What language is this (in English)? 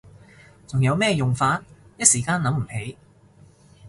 Cantonese